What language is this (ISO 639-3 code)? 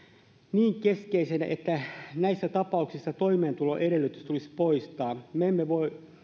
fin